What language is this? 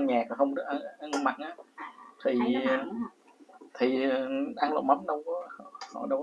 Vietnamese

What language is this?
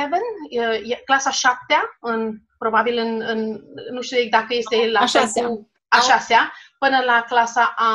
Romanian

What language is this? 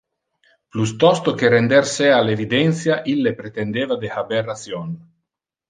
Interlingua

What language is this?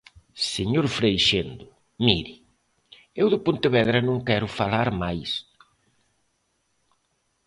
Galician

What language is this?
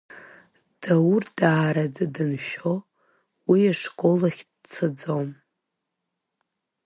Abkhazian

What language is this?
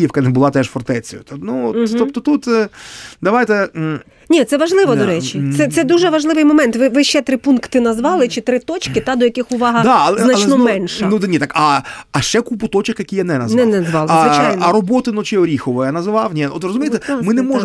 Ukrainian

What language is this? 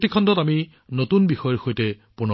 Assamese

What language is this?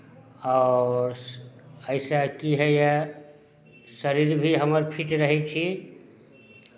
Maithili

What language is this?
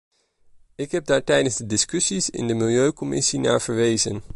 Dutch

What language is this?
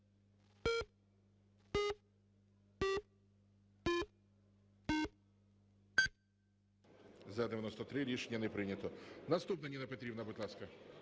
Ukrainian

